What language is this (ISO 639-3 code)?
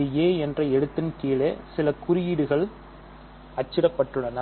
tam